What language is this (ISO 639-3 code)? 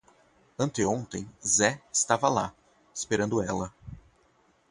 por